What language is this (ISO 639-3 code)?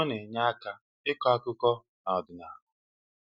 ibo